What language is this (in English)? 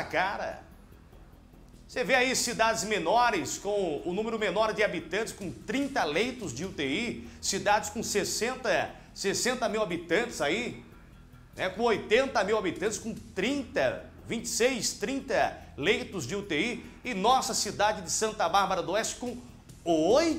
Portuguese